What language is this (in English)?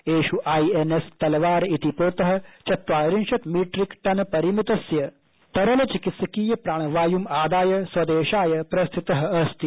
Sanskrit